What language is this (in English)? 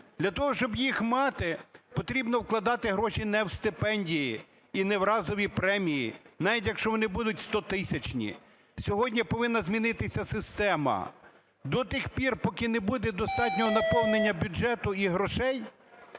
Ukrainian